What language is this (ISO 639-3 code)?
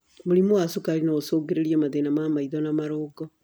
kik